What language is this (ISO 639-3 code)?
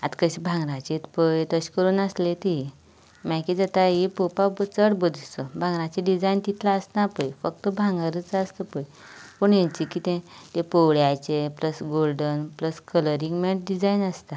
kok